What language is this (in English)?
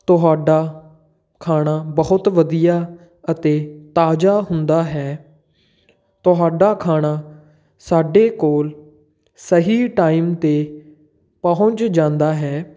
Punjabi